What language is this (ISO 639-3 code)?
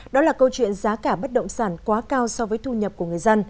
vie